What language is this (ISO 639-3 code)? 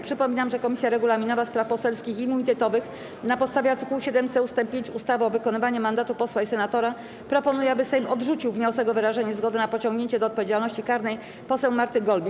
pol